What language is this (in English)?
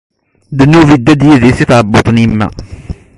Kabyle